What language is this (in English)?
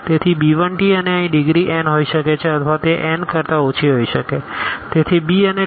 Gujarati